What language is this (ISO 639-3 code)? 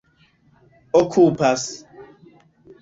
epo